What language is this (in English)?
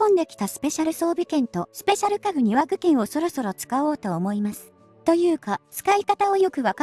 Japanese